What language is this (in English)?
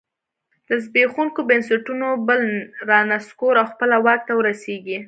Pashto